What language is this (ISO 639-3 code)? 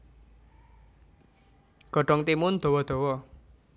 jav